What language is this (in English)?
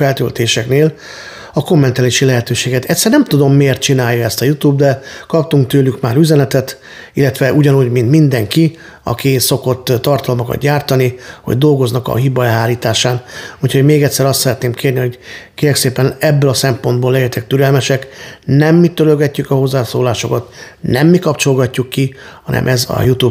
Hungarian